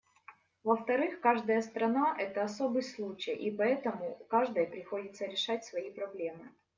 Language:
Russian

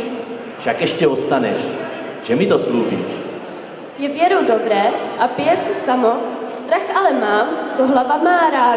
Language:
Czech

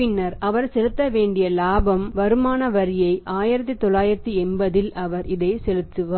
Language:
Tamil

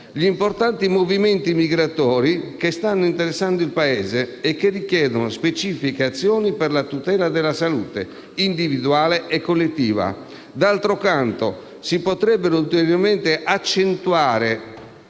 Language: Italian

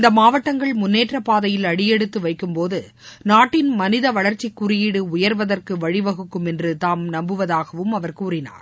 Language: Tamil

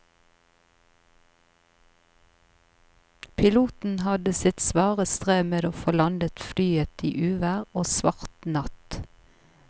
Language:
Norwegian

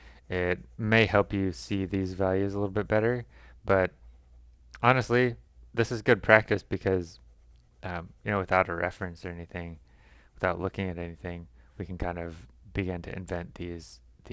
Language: English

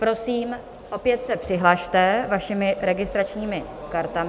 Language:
Czech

